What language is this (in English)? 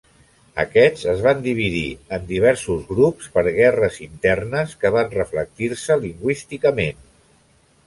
Catalan